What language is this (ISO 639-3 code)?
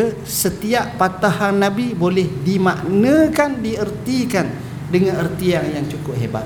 msa